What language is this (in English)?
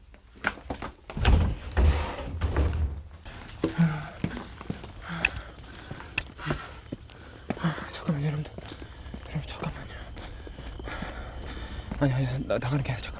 Korean